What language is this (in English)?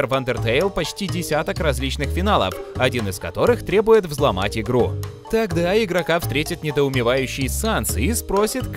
Russian